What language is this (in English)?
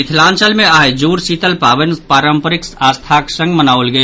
Maithili